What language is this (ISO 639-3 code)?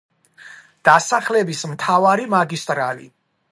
kat